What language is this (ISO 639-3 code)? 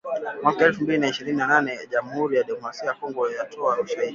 swa